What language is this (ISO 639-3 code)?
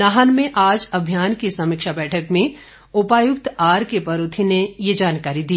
hin